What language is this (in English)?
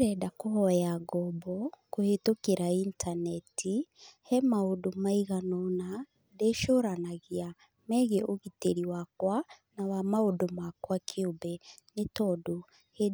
Kikuyu